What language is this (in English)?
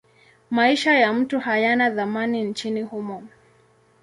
Swahili